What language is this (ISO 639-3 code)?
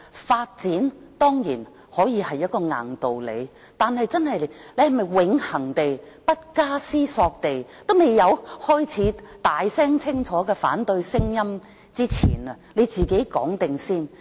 yue